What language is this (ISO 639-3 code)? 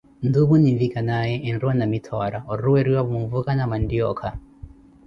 eko